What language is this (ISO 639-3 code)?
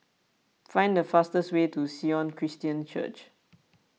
eng